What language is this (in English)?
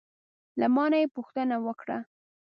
Pashto